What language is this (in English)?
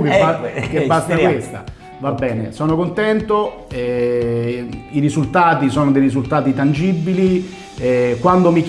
Italian